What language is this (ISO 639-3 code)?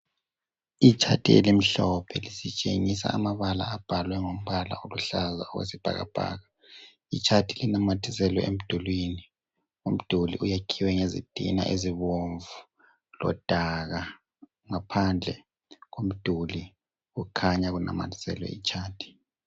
nde